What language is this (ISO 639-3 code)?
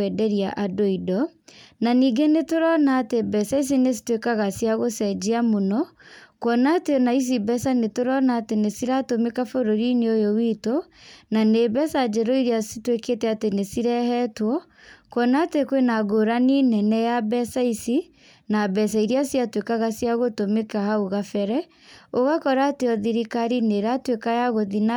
kik